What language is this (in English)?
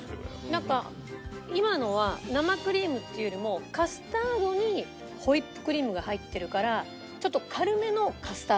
Japanese